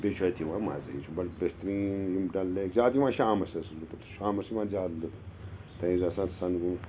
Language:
Kashmiri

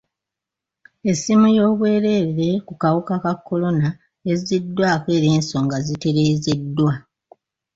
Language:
Ganda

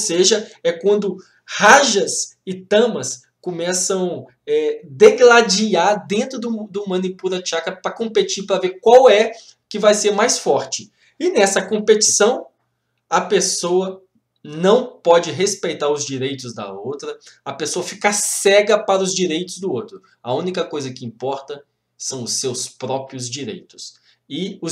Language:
Portuguese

